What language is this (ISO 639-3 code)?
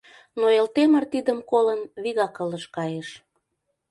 chm